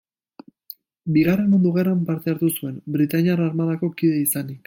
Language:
Basque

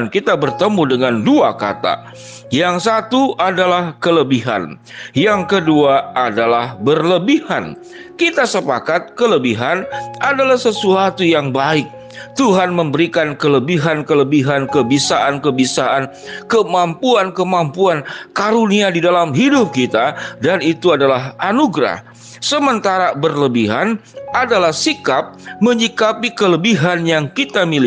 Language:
Indonesian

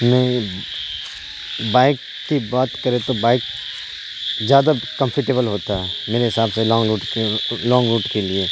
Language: Urdu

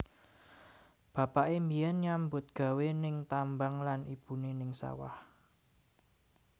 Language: Javanese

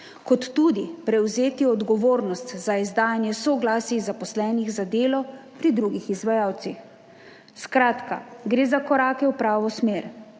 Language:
Slovenian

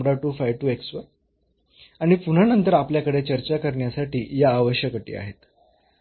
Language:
Marathi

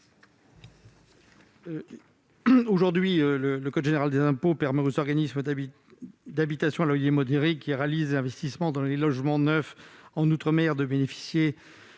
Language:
French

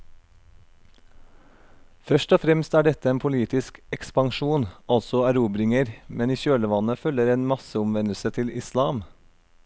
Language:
Norwegian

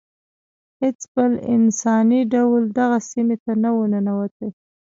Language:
Pashto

